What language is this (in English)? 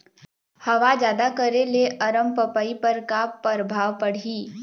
Chhattisgarhi